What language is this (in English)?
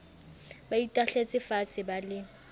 Southern Sotho